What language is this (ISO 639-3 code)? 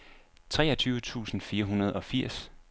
dan